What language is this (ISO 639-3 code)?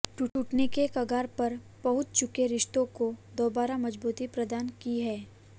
hin